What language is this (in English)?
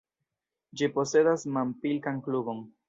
Esperanto